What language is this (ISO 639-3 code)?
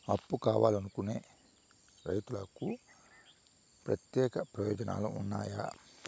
tel